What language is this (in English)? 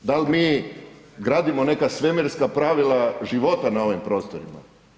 Croatian